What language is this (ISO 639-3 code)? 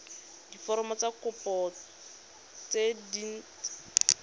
tsn